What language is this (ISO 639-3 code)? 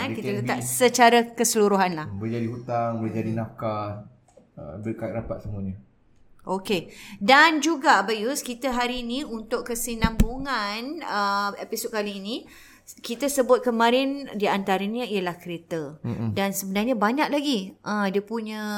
msa